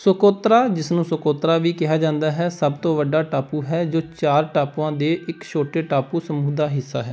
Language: Punjabi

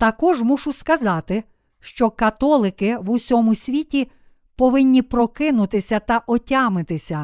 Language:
Ukrainian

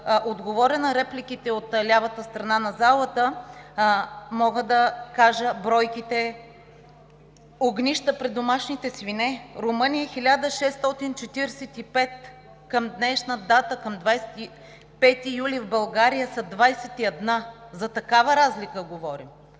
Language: Bulgarian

